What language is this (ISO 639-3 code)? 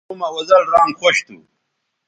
btv